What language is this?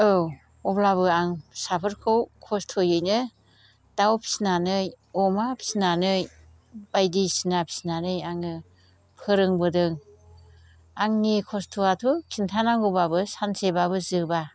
Bodo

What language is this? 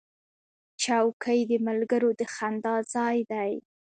Pashto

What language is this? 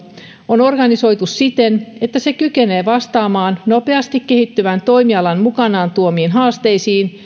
Finnish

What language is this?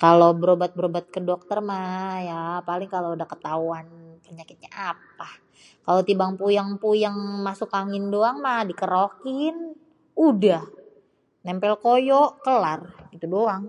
Betawi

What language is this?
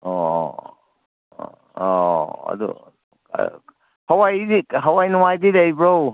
Manipuri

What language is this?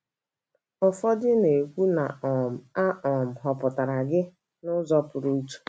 Igbo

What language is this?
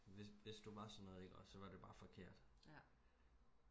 Danish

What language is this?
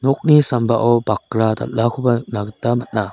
Garo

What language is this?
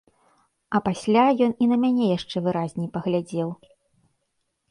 Belarusian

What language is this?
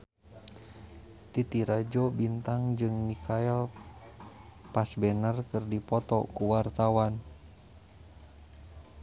Sundanese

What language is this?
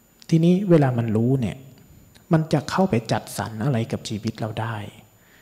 Thai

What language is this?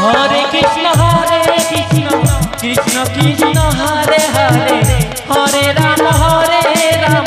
Hindi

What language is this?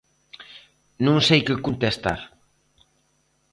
Galician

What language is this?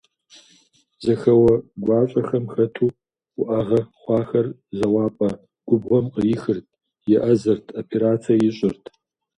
Kabardian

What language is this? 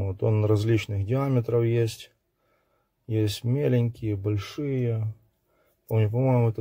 Russian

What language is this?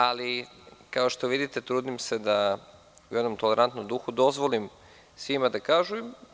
Serbian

